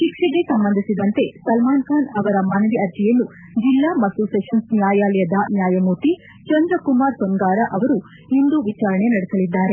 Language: Kannada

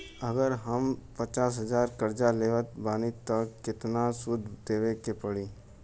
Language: Bhojpuri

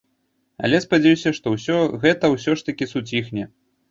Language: Belarusian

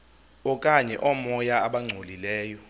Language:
Xhosa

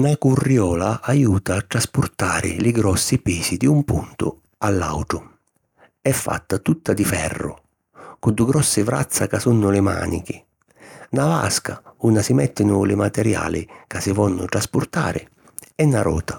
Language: Sicilian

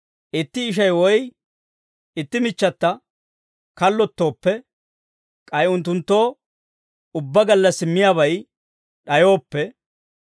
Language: Dawro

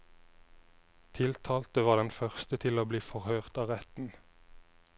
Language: Norwegian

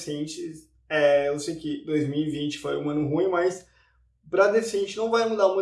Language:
Portuguese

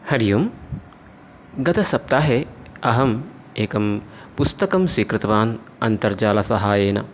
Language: Sanskrit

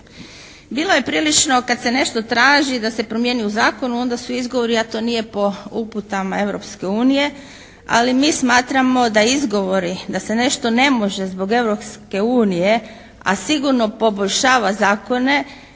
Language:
Croatian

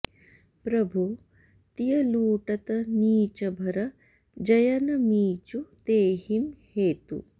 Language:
Sanskrit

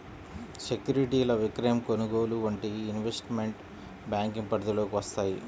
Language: Telugu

